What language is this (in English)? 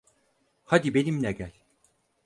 Turkish